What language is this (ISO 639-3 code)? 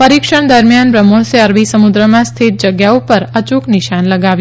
guj